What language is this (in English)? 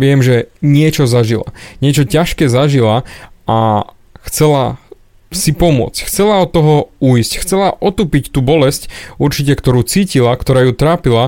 Slovak